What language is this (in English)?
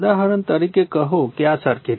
Gujarati